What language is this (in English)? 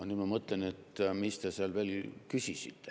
Estonian